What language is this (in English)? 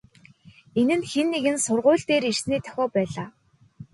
Mongolian